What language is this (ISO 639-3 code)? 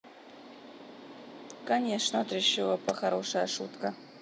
rus